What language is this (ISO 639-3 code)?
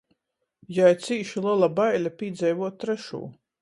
ltg